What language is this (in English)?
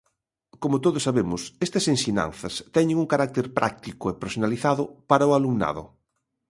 Galician